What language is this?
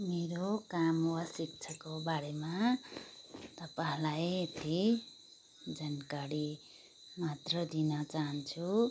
Nepali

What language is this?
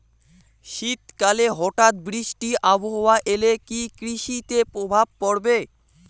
Bangla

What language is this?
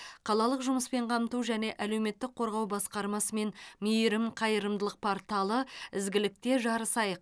Kazakh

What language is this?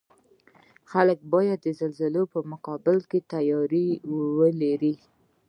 Pashto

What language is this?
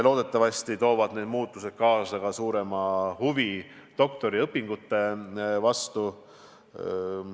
Estonian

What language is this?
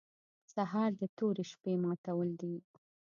Pashto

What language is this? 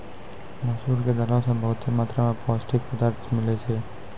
Maithili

